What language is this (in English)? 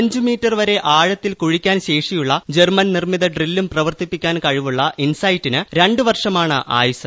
Malayalam